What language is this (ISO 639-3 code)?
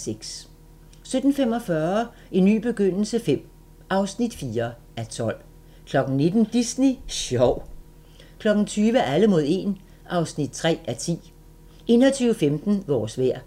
dan